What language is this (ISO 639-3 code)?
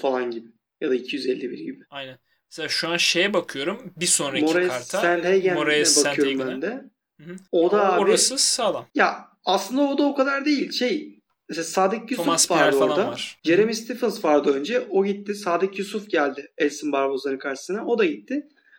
tur